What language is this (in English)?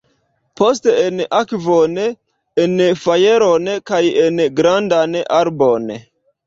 Esperanto